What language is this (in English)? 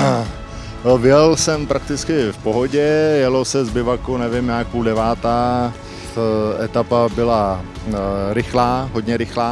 Czech